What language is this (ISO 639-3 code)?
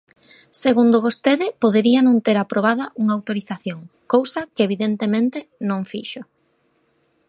glg